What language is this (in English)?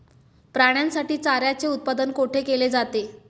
Marathi